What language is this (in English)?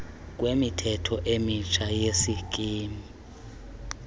Xhosa